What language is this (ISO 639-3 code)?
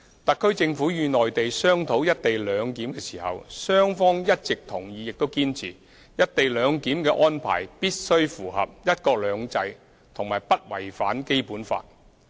yue